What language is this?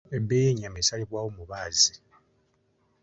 Ganda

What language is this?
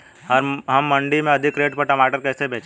Hindi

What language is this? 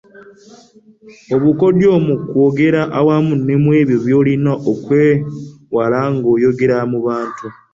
Ganda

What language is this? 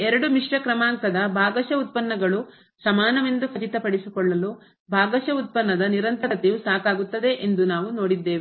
Kannada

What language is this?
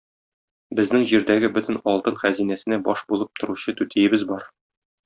Tatar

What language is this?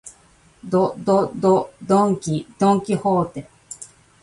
Japanese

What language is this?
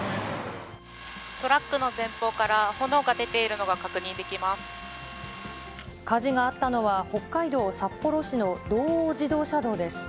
Japanese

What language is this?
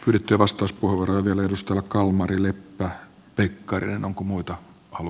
Finnish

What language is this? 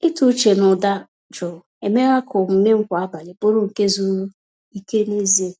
Igbo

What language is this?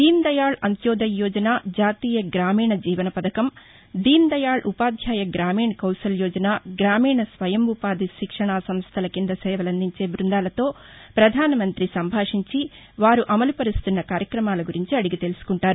Telugu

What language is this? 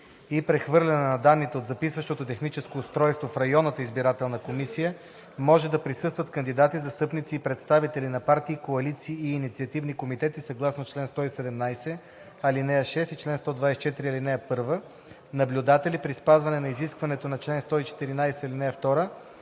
Bulgarian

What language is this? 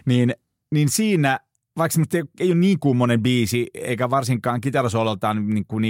Finnish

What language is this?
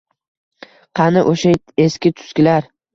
Uzbek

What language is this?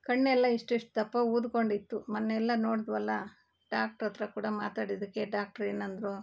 Kannada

